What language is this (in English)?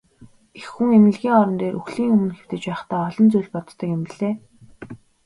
Mongolian